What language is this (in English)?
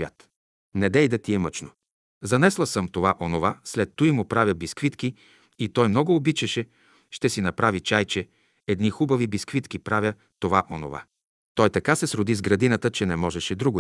Bulgarian